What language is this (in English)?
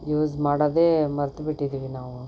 Kannada